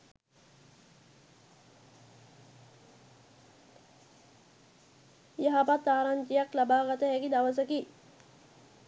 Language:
Sinhala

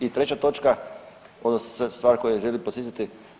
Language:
Croatian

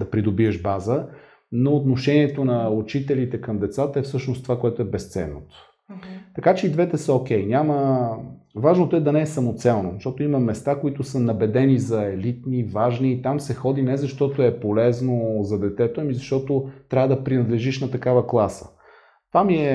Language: Bulgarian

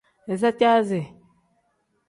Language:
Tem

